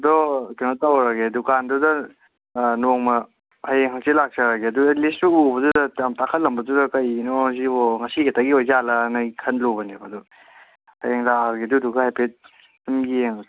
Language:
Manipuri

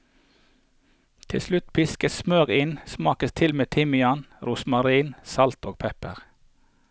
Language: Norwegian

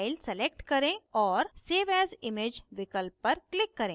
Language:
Hindi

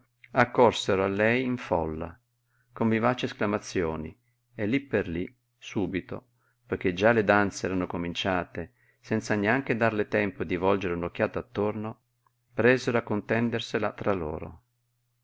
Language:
Italian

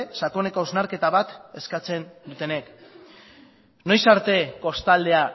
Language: Basque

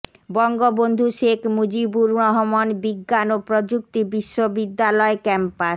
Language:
Bangla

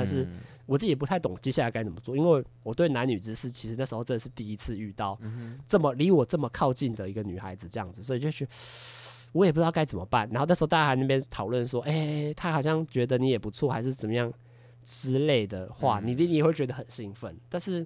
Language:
Chinese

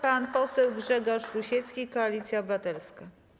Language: Polish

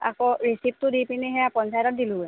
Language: Assamese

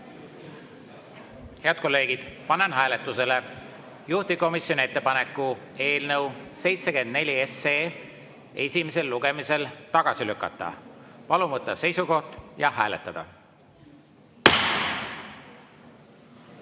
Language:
Estonian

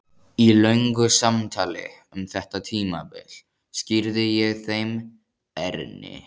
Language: Icelandic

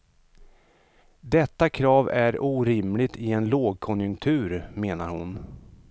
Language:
Swedish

